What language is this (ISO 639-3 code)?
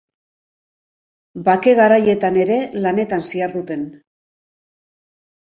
eus